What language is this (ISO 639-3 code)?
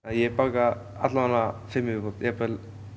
isl